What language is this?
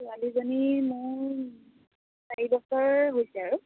Assamese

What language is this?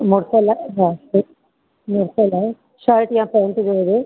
Sindhi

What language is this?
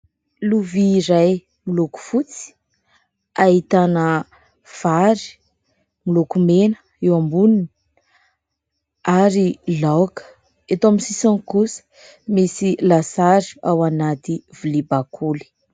Malagasy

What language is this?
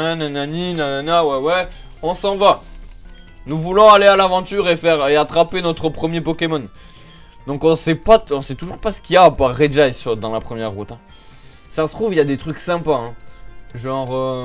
French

